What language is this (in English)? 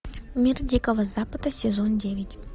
Russian